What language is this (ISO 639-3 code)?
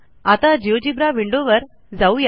mar